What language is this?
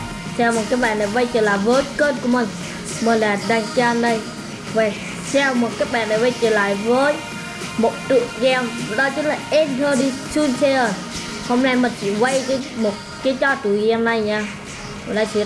Vietnamese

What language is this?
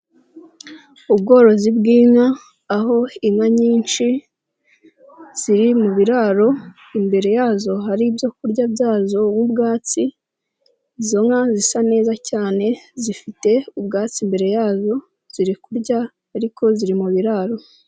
Kinyarwanda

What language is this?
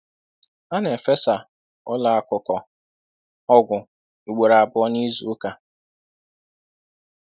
Igbo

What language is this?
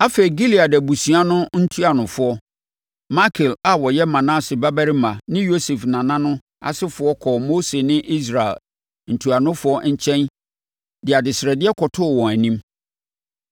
Akan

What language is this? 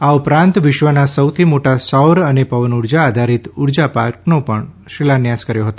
Gujarati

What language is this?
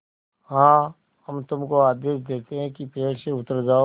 Hindi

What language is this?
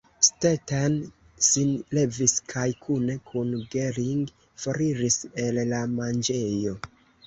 Esperanto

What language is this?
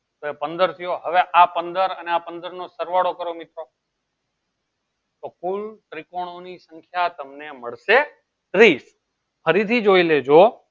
Gujarati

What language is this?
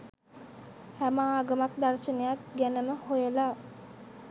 Sinhala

